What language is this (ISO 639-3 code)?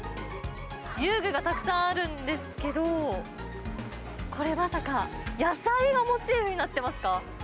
jpn